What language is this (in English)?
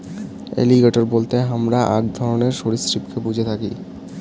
Bangla